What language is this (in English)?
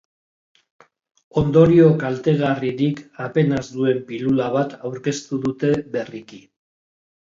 Basque